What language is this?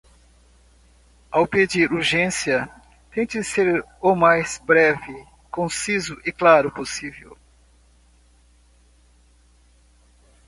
Portuguese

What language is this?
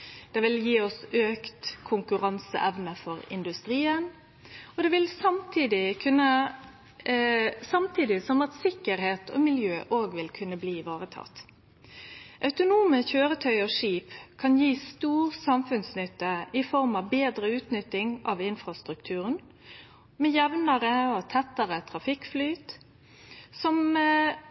Norwegian Nynorsk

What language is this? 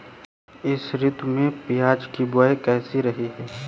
Hindi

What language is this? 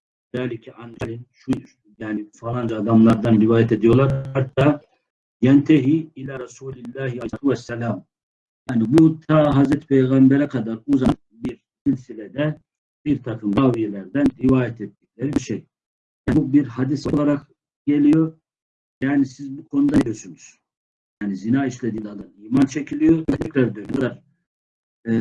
Turkish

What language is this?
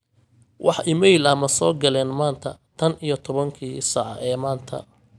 Somali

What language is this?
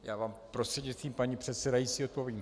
Czech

